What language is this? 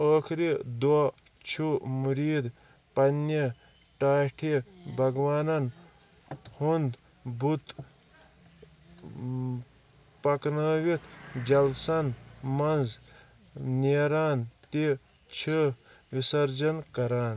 Kashmiri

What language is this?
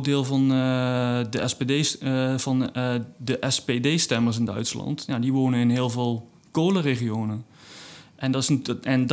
Dutch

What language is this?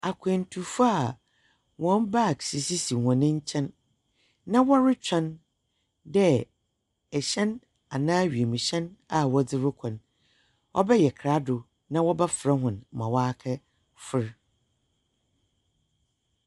Akan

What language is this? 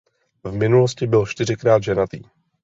Czech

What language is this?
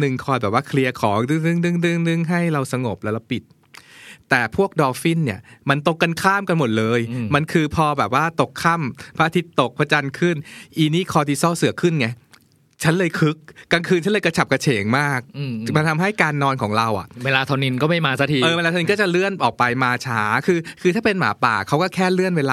Thai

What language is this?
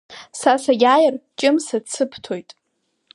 Abkhazian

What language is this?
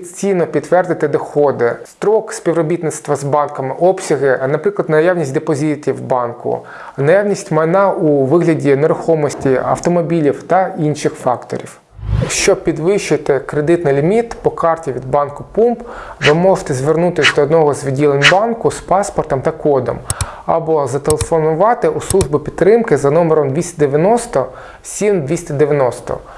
Ukrainian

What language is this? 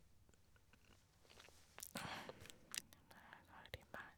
Norwegian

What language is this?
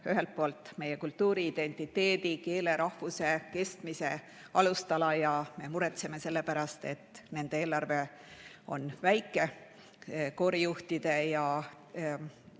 Estonian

